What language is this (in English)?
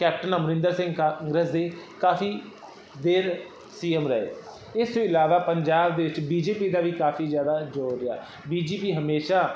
Punjabi